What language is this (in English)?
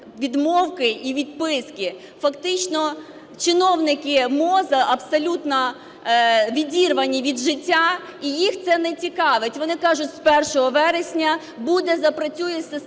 Ukrainian